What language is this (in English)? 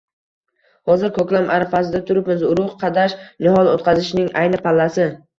Uzbek